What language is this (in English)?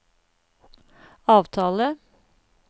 Norwegian